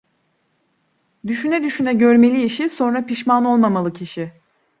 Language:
Turkish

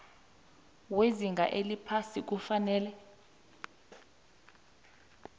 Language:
South Ndebele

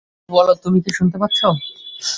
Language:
Bangla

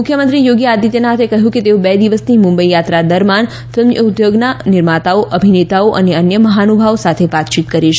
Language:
Gujarati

